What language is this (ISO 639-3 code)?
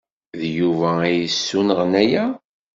kab